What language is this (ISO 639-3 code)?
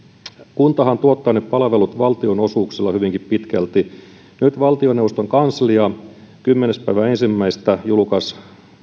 fin